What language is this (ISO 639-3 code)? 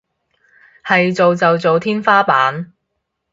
yue